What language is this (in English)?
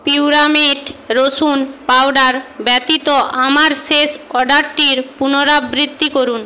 Bangla